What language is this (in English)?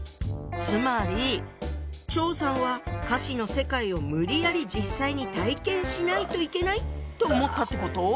Japanese